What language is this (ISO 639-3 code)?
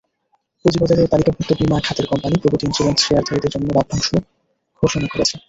ben